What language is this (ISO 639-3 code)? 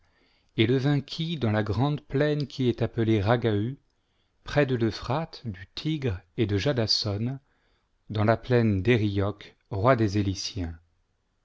fra